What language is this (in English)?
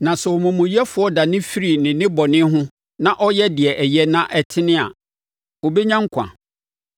Akan